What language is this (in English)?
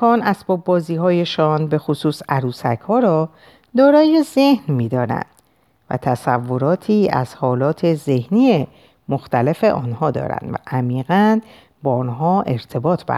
Persian